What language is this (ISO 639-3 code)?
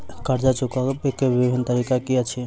mai